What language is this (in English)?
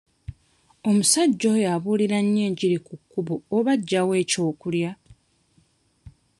Ganda